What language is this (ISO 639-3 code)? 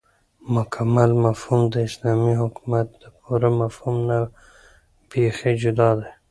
pus